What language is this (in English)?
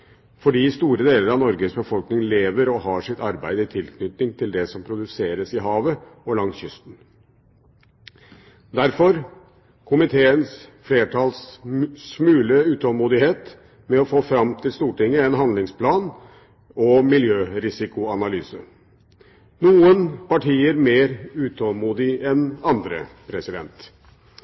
Norwegian Bokmål